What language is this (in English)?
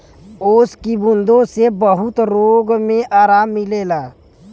Bhojpuri